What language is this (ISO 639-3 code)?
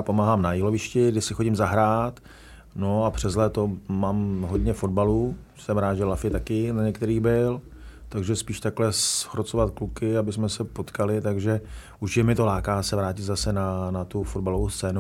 ces